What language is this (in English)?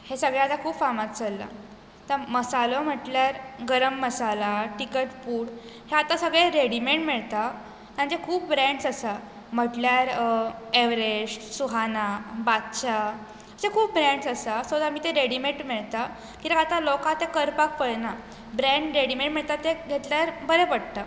Konkani